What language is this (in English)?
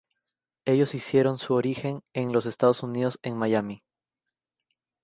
Spanish